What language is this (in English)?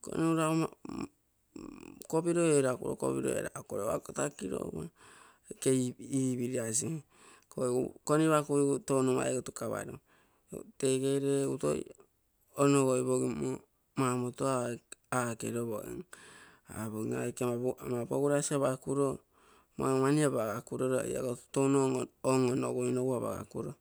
Terei